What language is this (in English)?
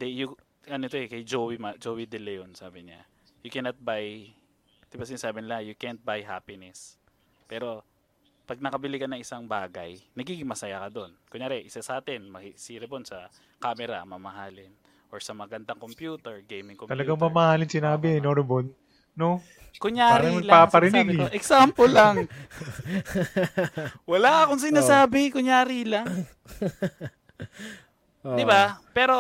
Filipino